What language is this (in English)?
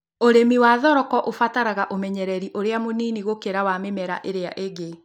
Kikuyu